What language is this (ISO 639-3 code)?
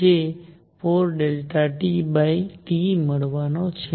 guj